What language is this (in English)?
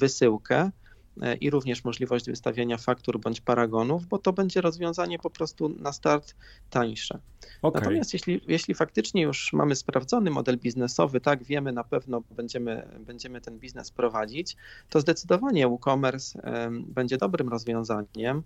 Polish